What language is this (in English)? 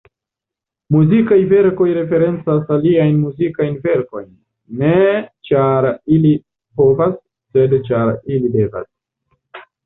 Esperanto